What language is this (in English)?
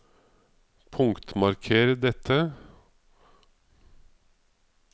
Norwegian